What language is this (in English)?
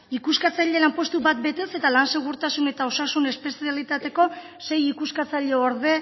Basque